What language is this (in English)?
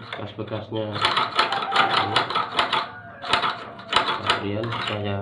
Indonesian